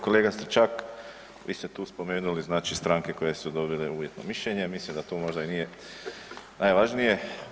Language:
Croatian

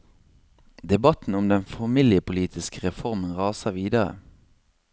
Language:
Norwegian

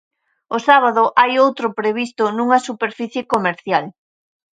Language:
Galician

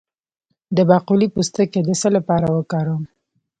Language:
Pashto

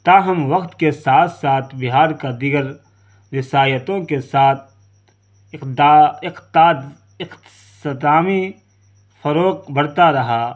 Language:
Urdu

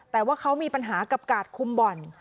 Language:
Thai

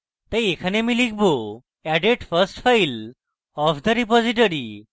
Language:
Bangla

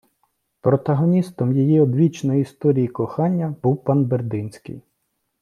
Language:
Ukrainian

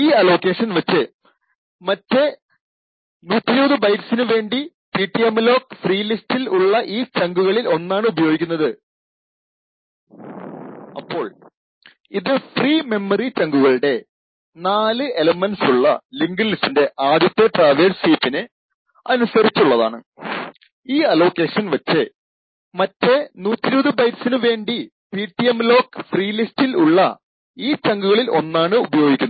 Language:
Malayalam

